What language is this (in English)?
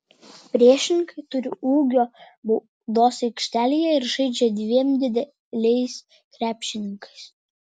Lithuanian